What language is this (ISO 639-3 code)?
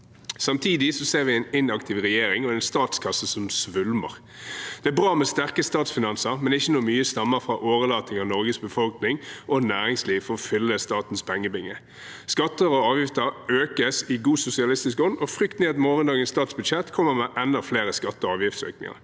nor